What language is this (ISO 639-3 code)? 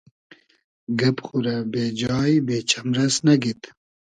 haz